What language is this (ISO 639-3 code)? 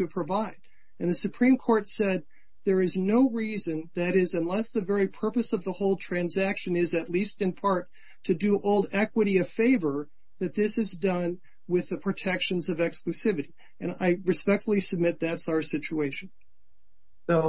eng